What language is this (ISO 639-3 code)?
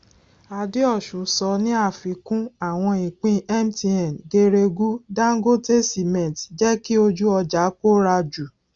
yor